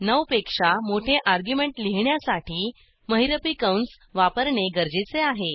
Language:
Marathi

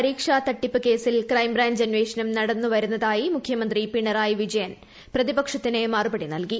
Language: Malayalam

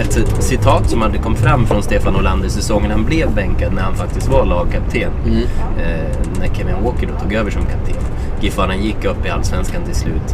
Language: Swedish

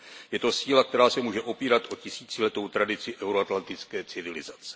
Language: Czech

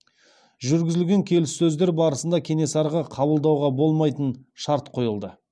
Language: Kazakh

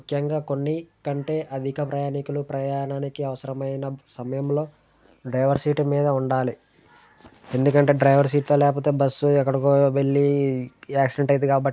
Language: Telugu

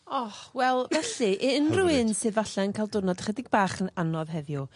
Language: Welsh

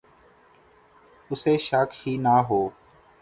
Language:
Urdu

